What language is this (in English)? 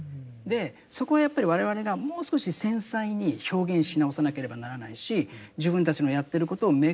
Japanese